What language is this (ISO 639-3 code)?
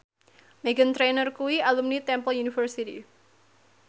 jav